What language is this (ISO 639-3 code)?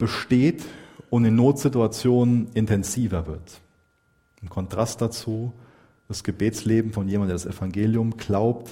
deu